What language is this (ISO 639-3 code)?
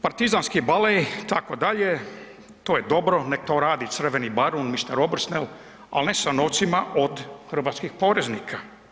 hrv